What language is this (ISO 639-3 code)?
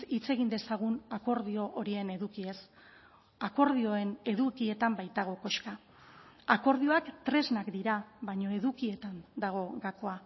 eus